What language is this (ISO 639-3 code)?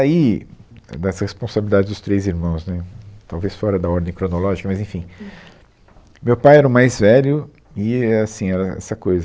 por